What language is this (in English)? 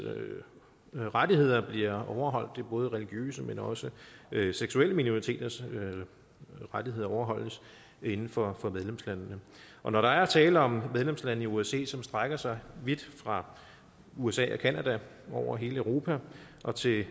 Danish